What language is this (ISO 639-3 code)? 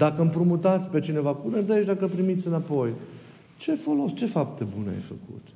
ron